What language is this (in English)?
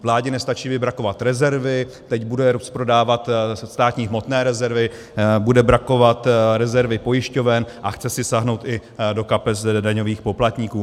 Czech